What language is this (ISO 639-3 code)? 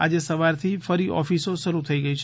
guj